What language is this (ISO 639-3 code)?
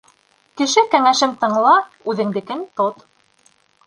bak